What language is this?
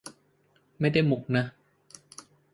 Thai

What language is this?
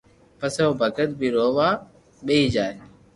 Loarki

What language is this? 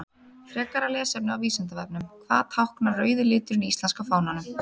Icelandic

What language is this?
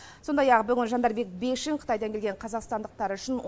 Kazakh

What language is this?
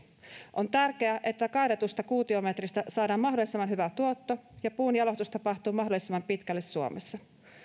Finnish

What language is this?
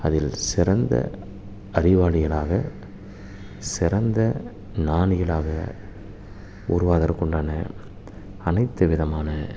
Tamil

